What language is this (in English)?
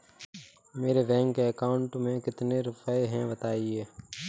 Hindi